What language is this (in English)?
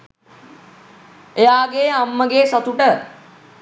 Sinhala